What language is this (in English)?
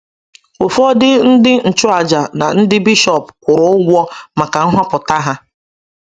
Igbo